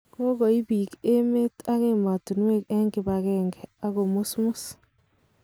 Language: Kalenjin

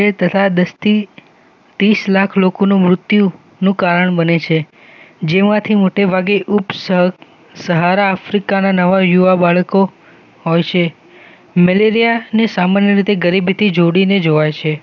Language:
Gujarati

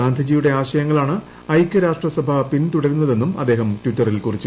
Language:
Malayalam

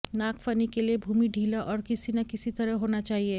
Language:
Hindi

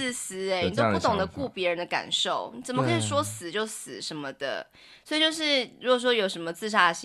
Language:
Chinese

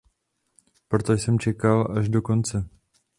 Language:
Czech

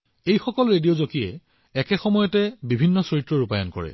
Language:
Assamese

